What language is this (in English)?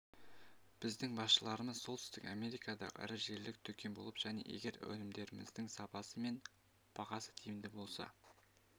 Kazakh